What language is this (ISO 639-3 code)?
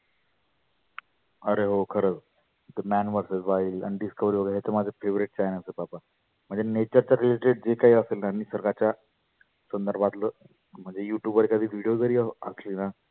mar